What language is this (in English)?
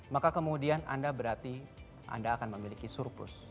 Indonesian